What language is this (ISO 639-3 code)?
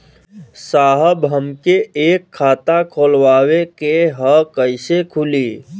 bho